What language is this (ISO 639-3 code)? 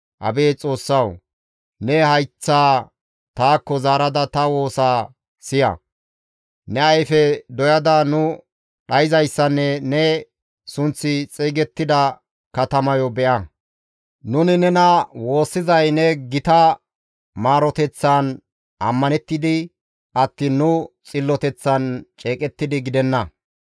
gmv